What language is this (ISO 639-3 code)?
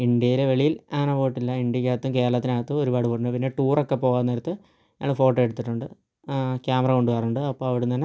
mal